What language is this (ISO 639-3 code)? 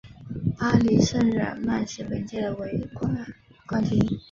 zho